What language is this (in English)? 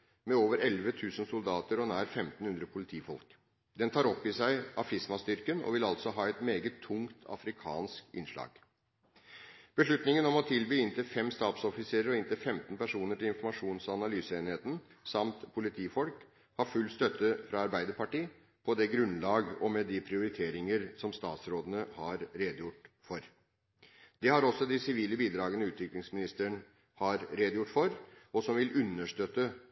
Norwegian Bokmål